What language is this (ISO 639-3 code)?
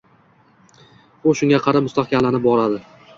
uzb